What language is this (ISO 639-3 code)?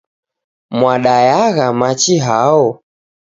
dav